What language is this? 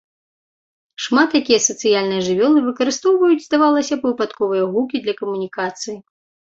Belarusian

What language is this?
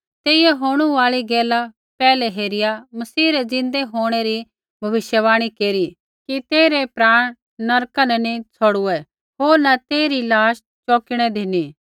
Kullu Pahari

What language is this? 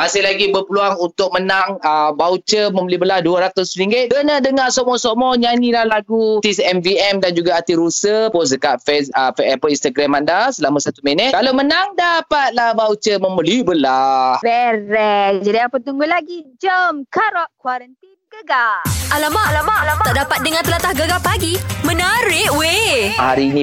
Malay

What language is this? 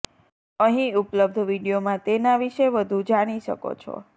Gujarati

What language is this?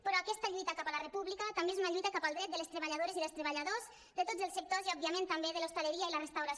Catalan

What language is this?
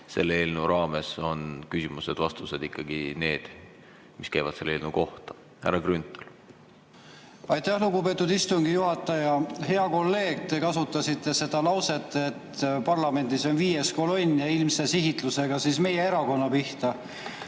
Estonian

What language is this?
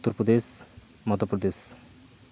Santali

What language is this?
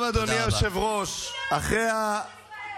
Hebrew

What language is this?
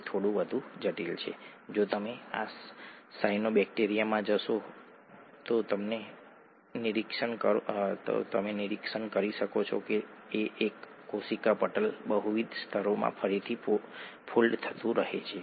Gujarati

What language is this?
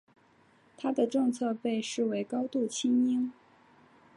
Chinese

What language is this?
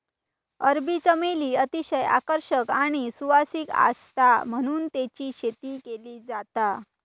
Marathi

